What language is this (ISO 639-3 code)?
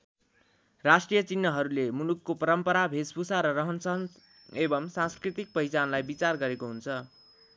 nep